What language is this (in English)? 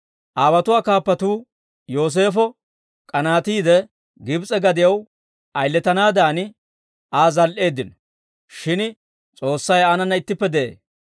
Dawro